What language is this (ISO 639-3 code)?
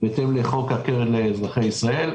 heb